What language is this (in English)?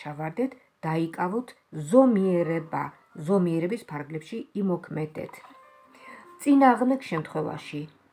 Romanian